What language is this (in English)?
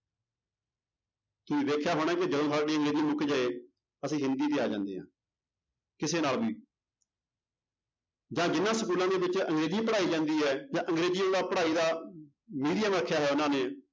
Punjabi